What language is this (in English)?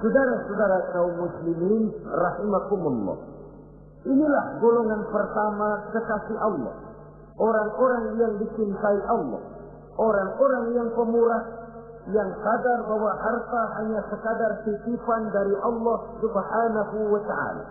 Indonesian